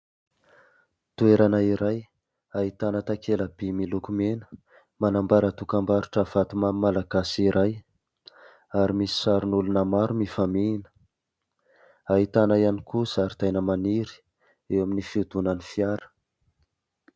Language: Malagasy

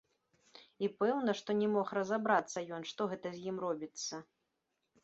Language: Belarusian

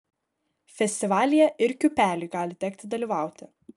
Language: Lithuanian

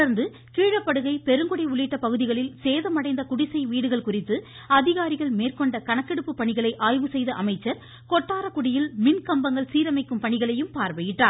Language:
Tamil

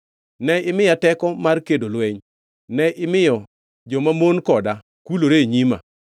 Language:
Luo (Kenya and Tanzania)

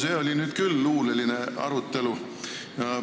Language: Estonian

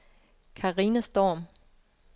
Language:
Danish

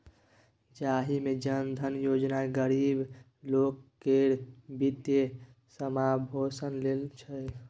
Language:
Maithili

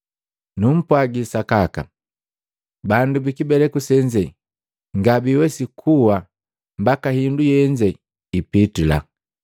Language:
Matengo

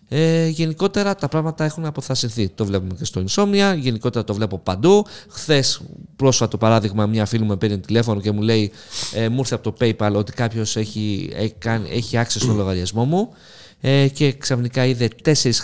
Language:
Greek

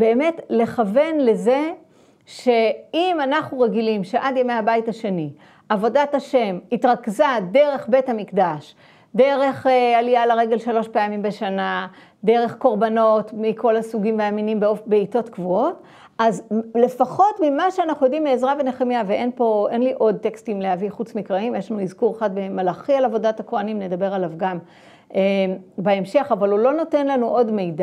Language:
Hebrew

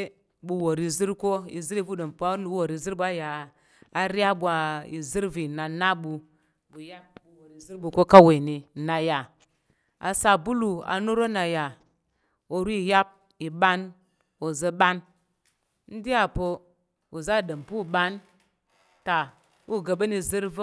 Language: Tarok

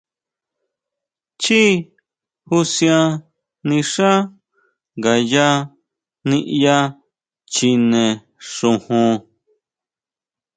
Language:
Huautla Mazatec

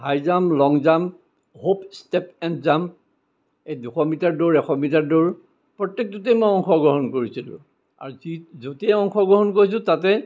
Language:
Assamese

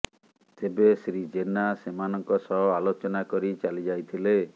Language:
Odia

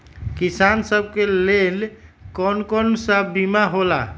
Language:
Magahi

